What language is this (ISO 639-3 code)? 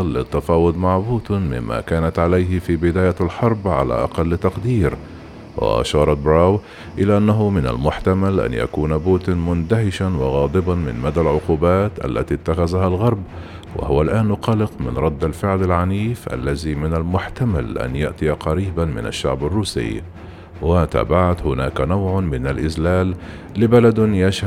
ara